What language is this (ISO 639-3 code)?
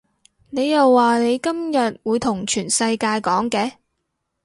yue